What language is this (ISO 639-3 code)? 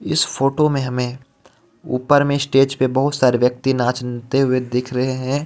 hin